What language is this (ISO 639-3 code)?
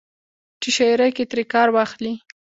pus